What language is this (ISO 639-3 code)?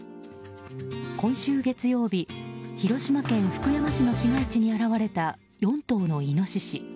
jpn